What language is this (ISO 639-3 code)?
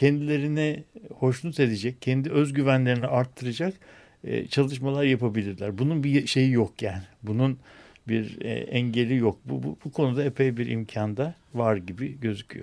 tur